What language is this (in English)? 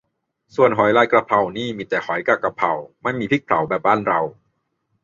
Thai